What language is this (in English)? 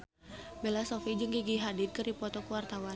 Sundanese